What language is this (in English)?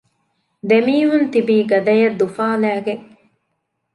Divehi